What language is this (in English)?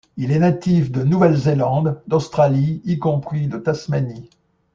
French